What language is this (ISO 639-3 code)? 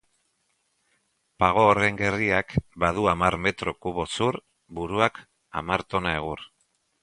eus